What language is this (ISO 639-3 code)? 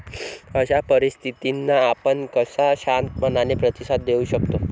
mar